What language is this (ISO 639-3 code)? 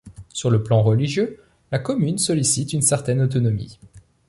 fra